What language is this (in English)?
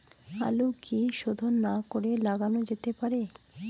Bangla